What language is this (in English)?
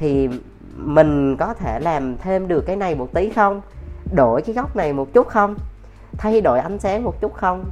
Vietnamese